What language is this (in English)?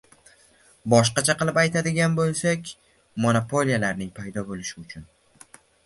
Uzbek